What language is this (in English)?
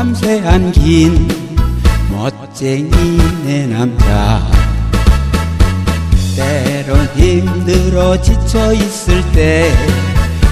Korean